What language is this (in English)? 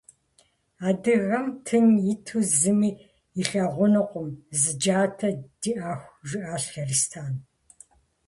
Kabardian